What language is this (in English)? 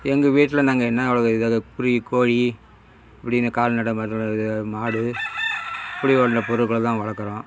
Tamil